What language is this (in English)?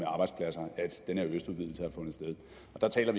Danish